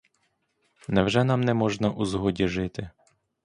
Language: Ukrainian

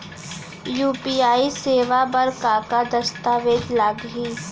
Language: Chhattisgarhi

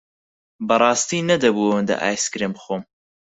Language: Central Kurdish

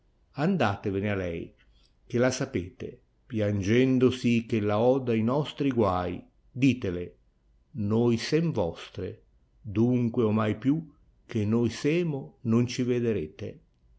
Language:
Italian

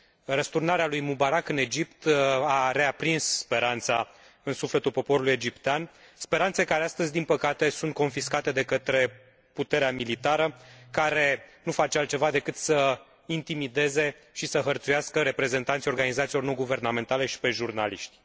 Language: Romanian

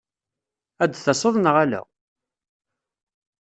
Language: Kabyle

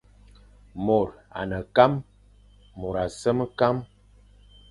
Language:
Fang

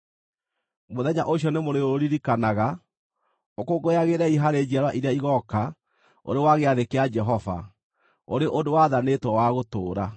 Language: Kikuyu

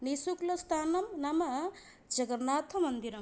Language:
Sanskrit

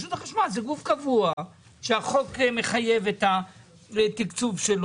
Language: Hebrew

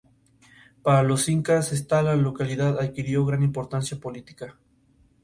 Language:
Spanish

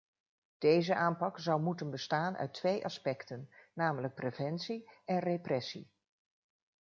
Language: Dutch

